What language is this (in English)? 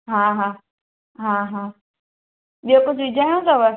Sindhi